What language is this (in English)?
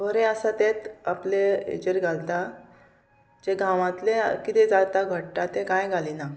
Konkani